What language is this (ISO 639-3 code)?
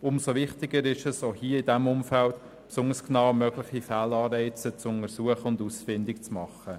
gsw